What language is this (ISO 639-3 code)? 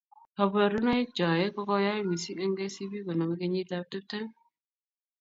kln